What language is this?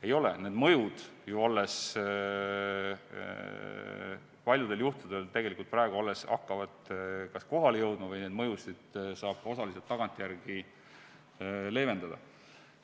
Estonian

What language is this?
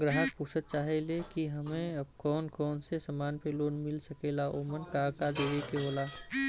Bhojpuri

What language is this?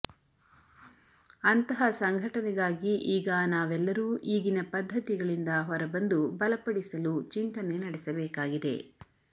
Kannada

